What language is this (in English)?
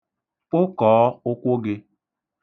Igbo